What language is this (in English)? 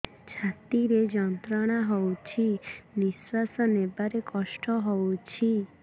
Odia